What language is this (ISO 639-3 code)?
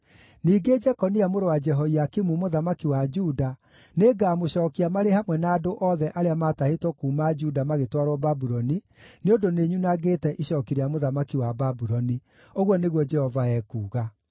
kik